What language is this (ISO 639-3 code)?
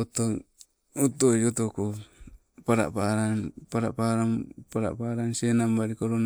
nco